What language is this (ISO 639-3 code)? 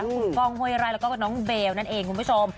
tha